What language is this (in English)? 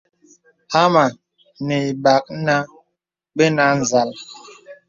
Bebele